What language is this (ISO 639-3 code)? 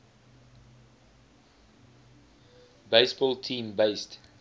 eng